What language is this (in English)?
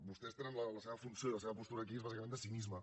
Catalan